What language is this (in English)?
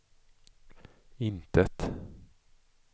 Swedish